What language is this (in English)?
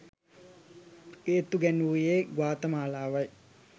Sinhala